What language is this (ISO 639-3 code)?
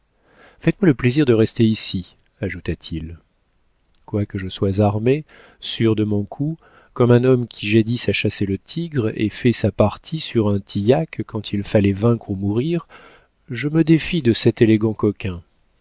fra